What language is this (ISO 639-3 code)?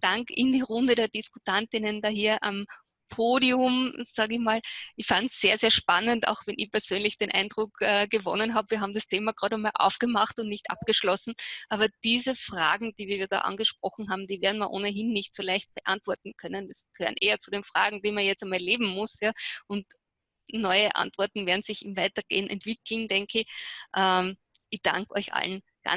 deu